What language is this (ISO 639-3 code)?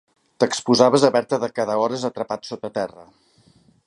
cat